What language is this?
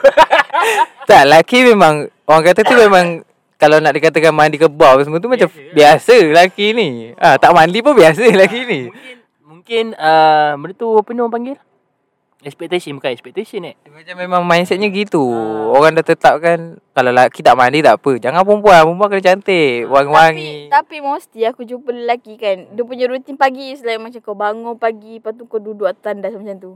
Malay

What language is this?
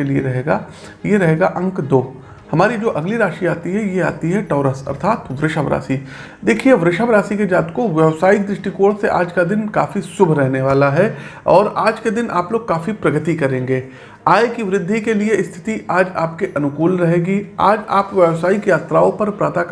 Hindi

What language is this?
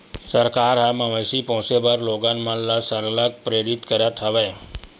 Chhattisgarhi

